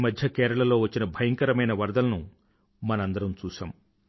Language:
Telugu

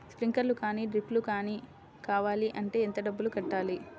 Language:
Telugu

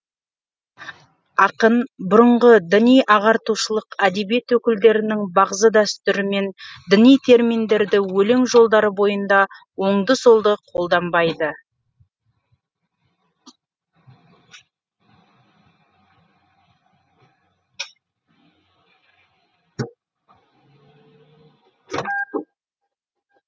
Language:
Kazakh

